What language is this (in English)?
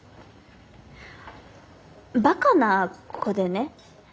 Japanese